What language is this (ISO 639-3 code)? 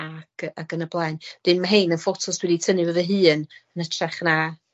cym